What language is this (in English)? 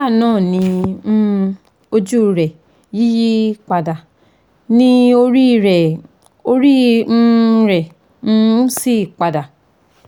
Yoruba